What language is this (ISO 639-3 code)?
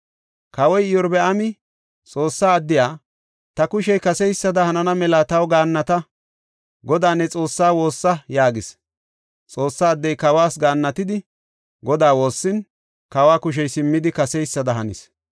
gof